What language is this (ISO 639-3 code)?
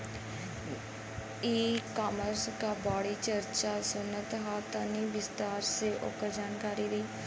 bho